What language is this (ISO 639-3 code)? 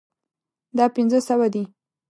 pus